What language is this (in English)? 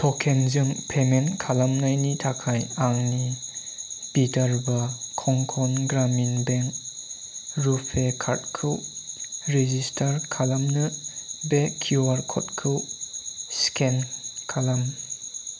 Bodo